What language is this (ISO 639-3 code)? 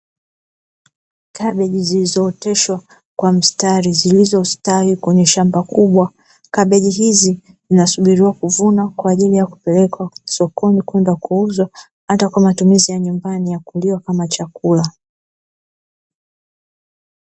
swa